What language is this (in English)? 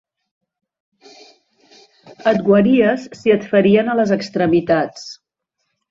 Catalan